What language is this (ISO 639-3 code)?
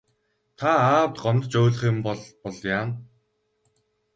mon